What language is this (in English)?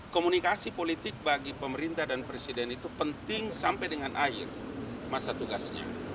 Indonesian